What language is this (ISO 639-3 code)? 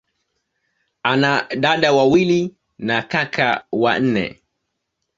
swa